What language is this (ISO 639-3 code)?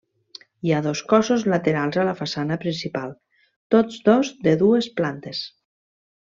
cat